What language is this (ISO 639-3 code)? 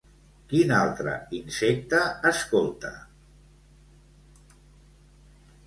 cat